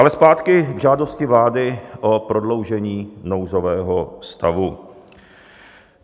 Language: Czech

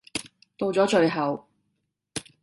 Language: Cantonese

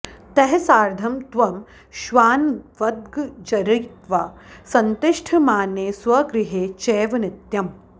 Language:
Sanskrit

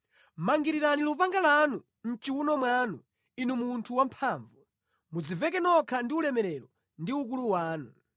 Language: Nyanja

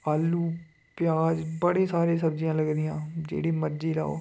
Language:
Dogri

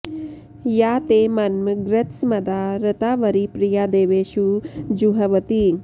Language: Sanskrit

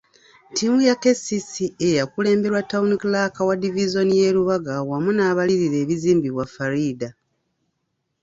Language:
Ganda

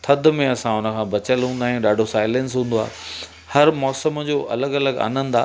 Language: Sindhi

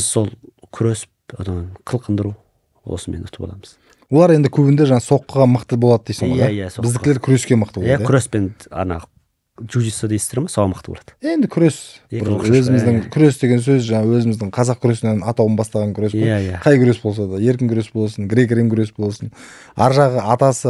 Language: Turkish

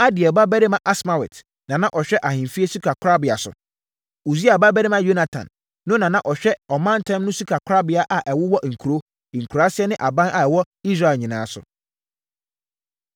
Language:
Akan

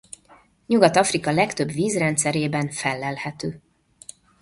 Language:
Hungarian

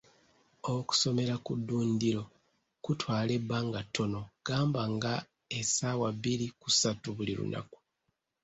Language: Ganda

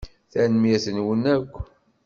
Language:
Kabyle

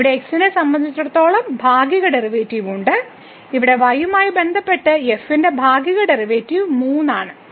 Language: Malayalam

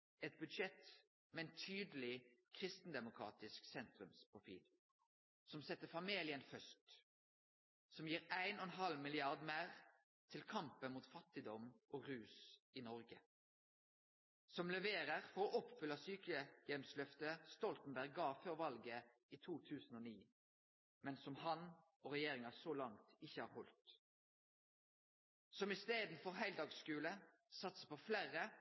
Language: Norwegian Nynorsk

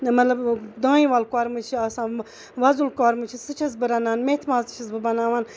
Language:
Kashmiri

